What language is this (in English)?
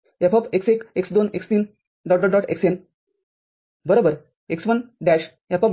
Marathi